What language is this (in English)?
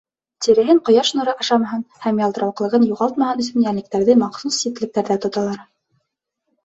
Bashkir